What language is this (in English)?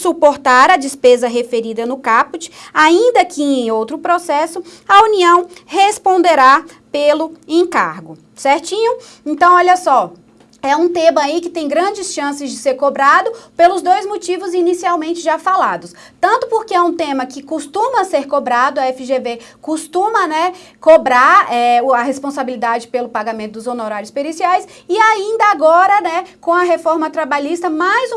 Portuguese